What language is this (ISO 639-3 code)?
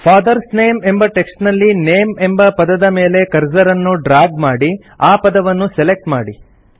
kan